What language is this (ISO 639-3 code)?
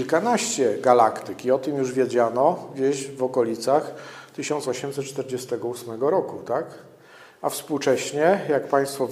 pol